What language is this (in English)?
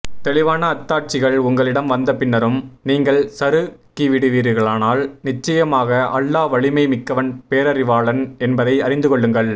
Tamil